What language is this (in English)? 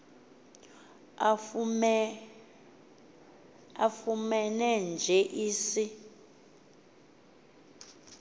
Xhosa